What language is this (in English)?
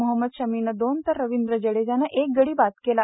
Marathi